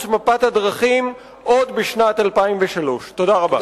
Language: Hebrew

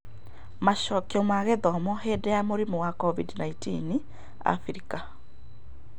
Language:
Kikuyu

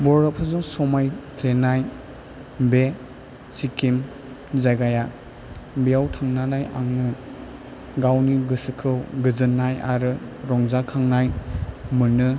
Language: Bodo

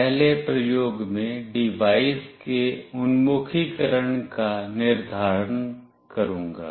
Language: Hindi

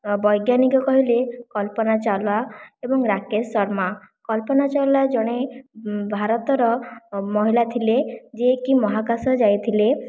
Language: Odia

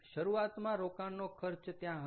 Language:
Gujarati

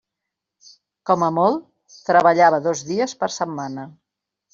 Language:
Catalan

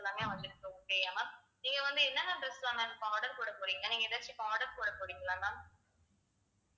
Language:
Tamil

